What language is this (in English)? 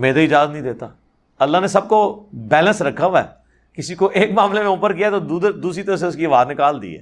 Urdu